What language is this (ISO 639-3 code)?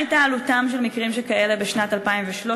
heb